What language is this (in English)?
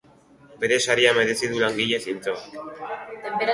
Basque